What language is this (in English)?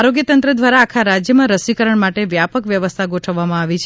Gujarati